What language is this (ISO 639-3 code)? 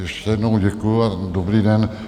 ces